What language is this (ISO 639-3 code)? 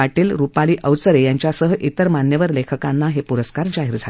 mar